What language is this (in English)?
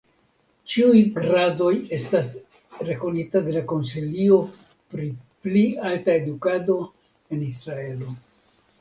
Esperanto